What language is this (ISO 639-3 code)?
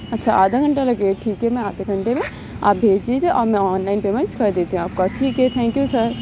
urd